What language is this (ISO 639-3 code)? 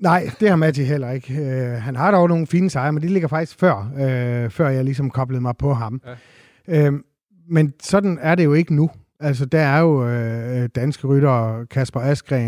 dan